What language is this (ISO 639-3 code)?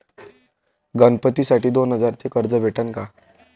mar